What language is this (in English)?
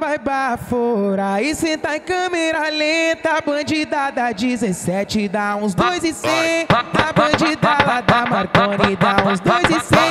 Portuguese